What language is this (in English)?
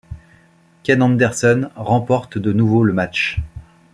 French